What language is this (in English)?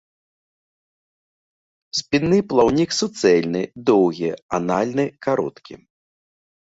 Belarusian